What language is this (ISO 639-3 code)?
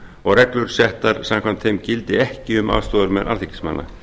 isl